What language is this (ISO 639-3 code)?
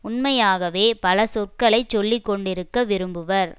tam